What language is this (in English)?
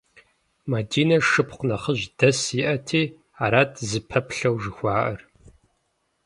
Kabardian